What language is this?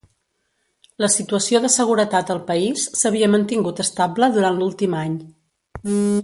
Catalan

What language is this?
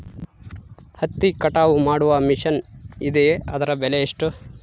Kannada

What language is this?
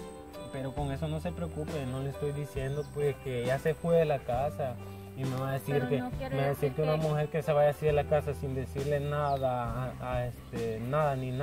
Spanish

